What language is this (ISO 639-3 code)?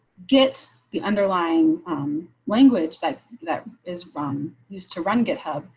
eng